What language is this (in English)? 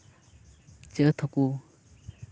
Santali